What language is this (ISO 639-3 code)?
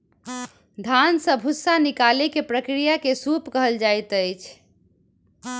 mai